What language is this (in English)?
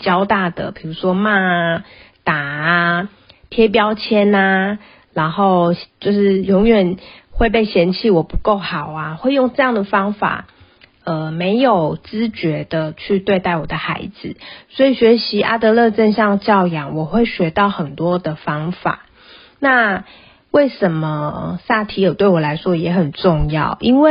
Chinese